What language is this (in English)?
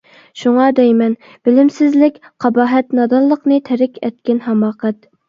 Uyghur